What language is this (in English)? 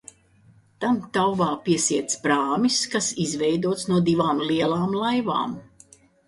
Latvian